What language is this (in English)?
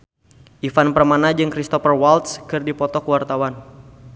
Sundanese